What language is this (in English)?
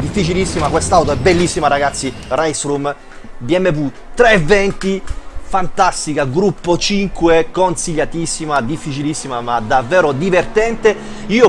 Italian